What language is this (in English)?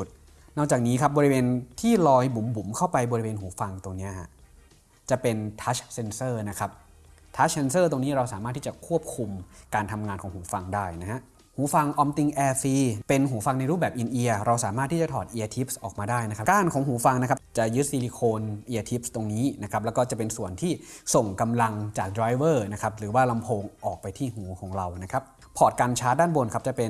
Thai